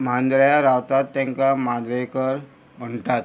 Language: Konkani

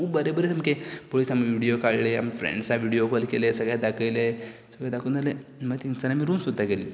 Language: Konkani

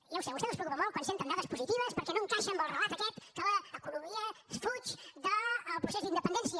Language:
Catalan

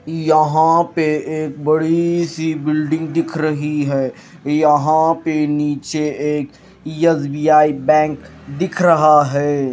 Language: Hindi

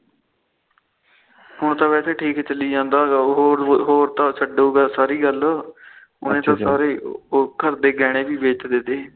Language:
Punjabi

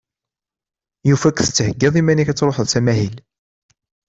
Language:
Kabyle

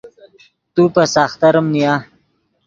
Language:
Yidgha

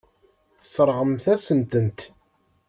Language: Kabyle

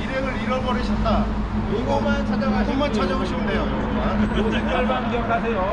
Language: Korean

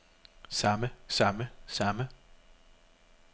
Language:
Danish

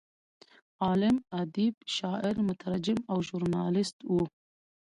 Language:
Pashto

